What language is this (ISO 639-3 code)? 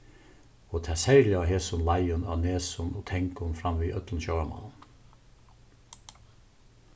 fao